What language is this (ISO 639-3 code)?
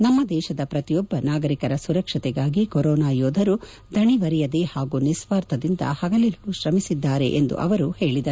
kan